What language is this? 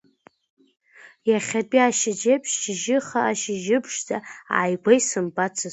Abkhazian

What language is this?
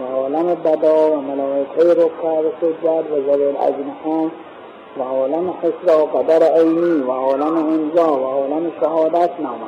Persian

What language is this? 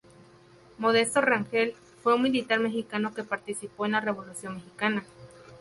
Spanish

